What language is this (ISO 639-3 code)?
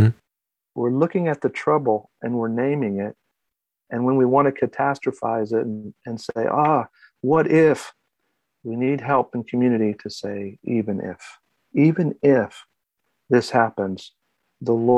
eng